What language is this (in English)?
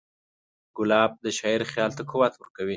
Pashto